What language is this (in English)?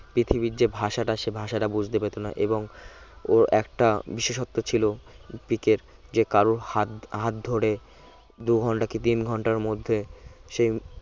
Bangla